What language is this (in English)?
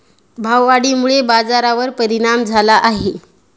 Marathi